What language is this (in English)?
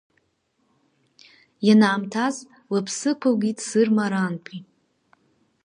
Abkhazian